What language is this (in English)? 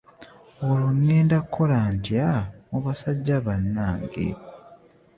Ganda